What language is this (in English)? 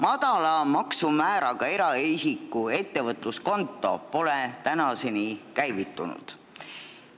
Estonian